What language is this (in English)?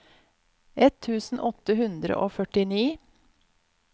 Norwegian